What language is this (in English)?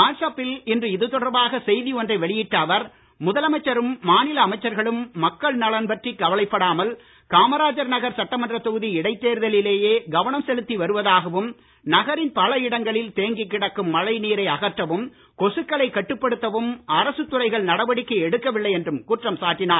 Tamil